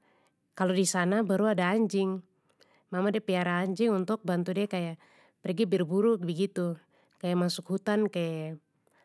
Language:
Papuan Malay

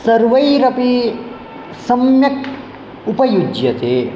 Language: Sanskrit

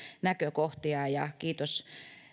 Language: Finnish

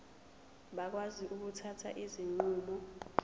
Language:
Zulu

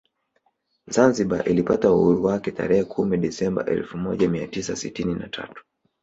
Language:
Swahili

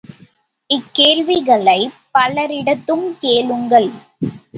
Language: Tamil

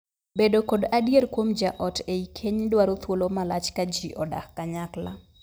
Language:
Luo (Kenya and Tanzania)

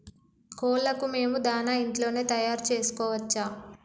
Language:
Telugu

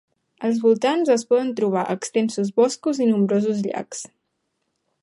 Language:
Catalan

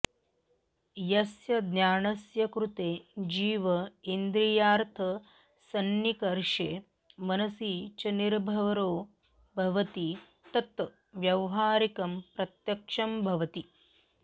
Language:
Sanskrit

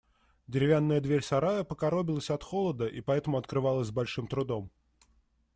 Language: Russian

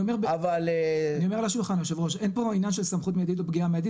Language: Hebrew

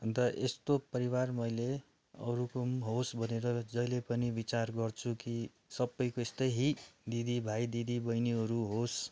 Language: Nepali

